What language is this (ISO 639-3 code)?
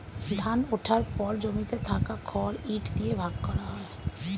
ben